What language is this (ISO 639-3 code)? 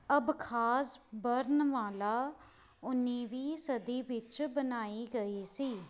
pan